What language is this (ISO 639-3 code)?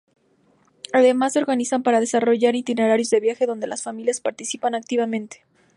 spa